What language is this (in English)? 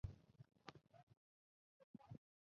Chinese